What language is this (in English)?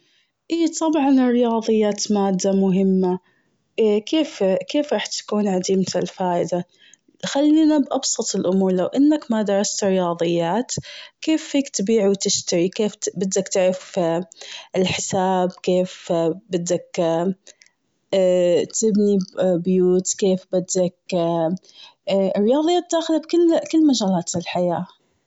Gulf Arabic